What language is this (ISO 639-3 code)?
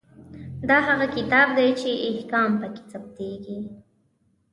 pus